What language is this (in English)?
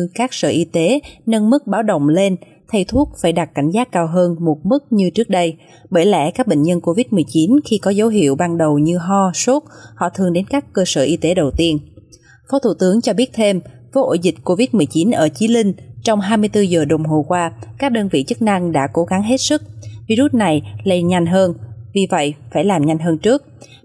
Vietnamese